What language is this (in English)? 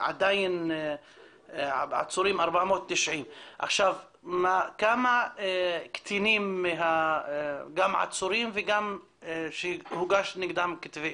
Hebrew